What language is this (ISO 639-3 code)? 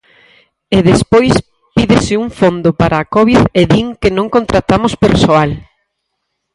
glg